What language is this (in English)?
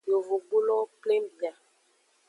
Aja (Benin)